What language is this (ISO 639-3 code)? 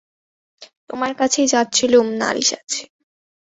ben